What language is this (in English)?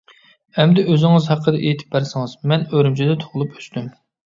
Uyghur